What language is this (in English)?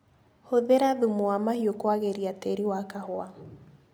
Kikuyu